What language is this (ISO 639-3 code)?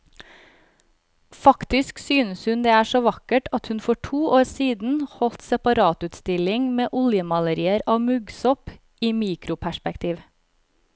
nor